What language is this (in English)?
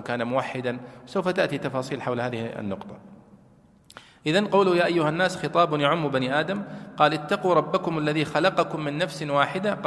Arabic